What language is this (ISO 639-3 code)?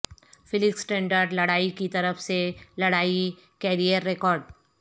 urd